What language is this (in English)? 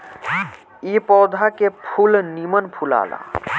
Bhojpuri